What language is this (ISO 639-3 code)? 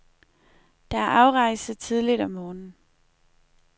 dan